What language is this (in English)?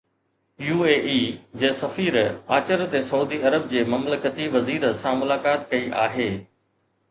Sindhi